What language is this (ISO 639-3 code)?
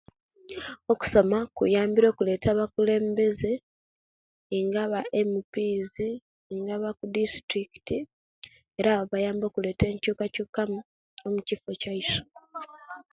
lke